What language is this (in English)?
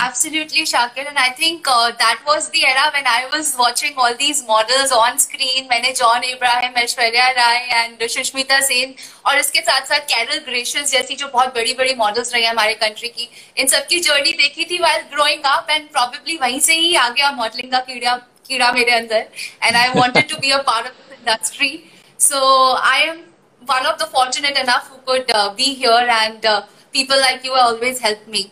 Hindi